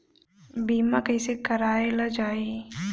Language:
Bhojpuri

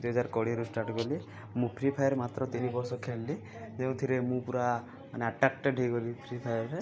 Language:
Odia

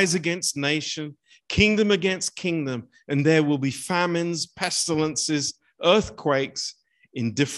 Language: Romanian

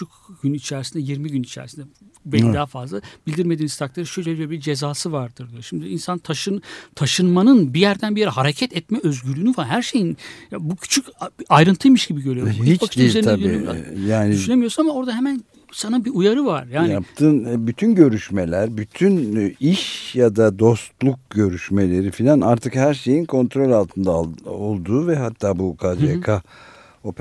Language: Turkish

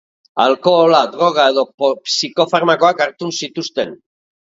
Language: Basque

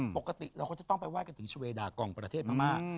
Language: Thai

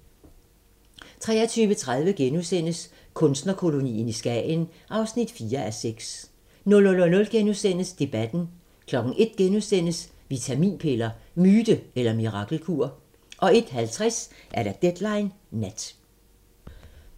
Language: Danish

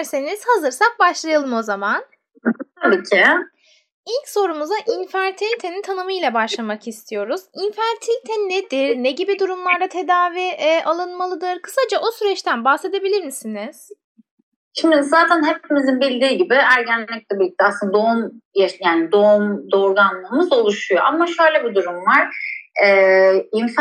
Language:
Turkish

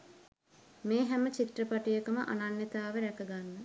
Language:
Sinhala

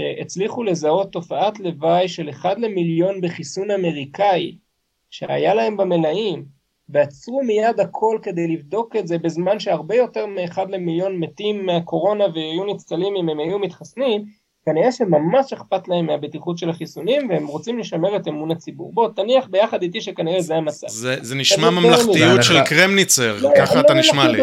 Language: Hebrew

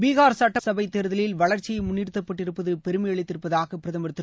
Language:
Tamil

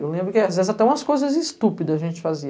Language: Portuguese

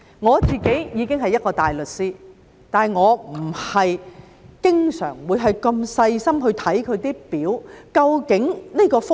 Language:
Cantonese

